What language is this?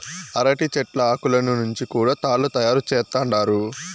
Telugu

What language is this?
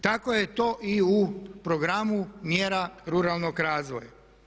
Croatian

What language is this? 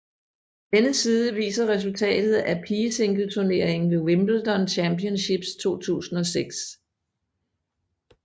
Danish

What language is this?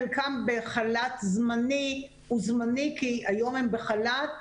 Hebrew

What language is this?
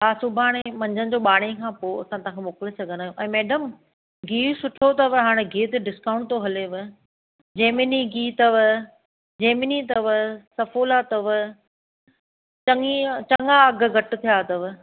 Sindhi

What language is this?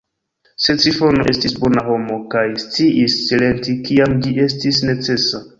Esperanto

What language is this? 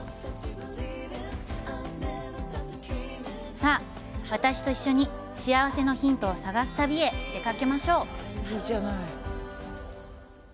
Japanese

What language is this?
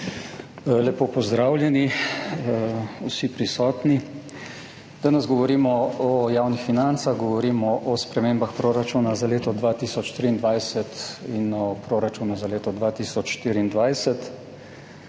Slovenian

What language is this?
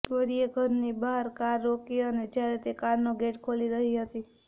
Gujarati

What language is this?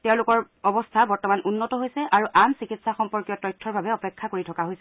Assamese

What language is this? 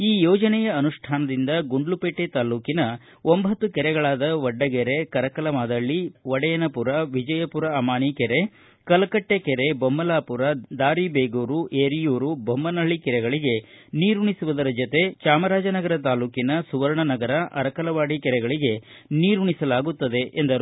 Kannada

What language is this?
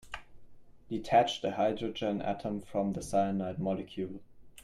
English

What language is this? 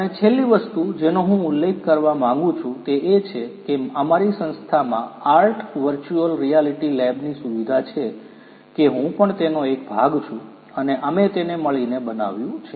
Gujarati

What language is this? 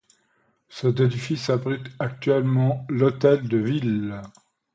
French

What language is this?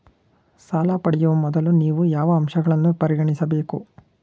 Kannada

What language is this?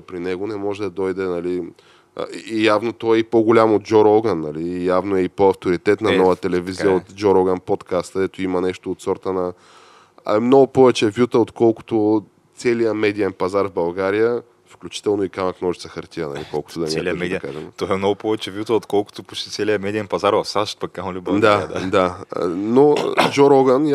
Bulgarian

